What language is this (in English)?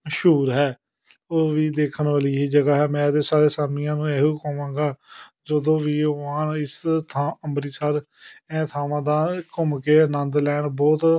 Punjabi